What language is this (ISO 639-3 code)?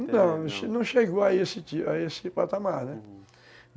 por